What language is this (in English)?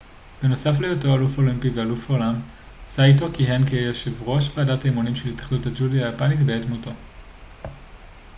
Hebrew